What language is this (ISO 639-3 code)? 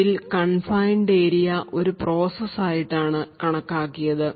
mal